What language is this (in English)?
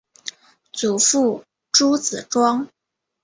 Chinese